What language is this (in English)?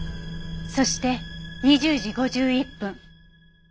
Japanese